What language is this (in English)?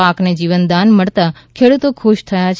Gujarati